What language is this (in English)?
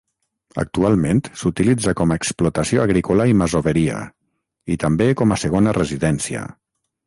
Catalan